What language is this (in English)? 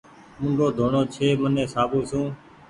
Goaria